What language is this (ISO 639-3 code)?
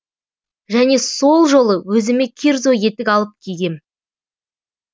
kaz